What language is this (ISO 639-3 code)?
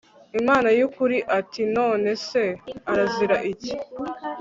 kin